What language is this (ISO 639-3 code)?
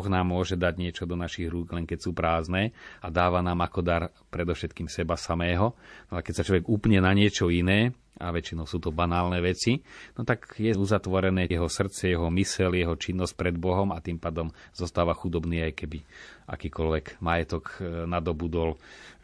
slk